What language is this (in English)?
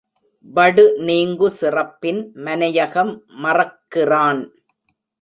Tamil